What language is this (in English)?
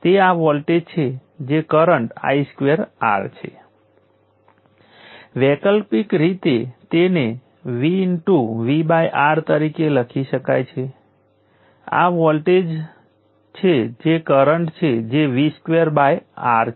Gujarati